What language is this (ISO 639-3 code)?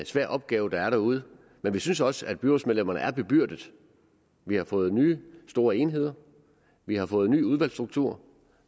dan